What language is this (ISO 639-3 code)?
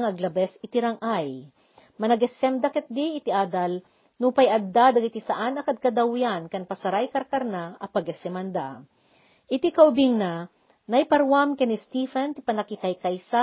fil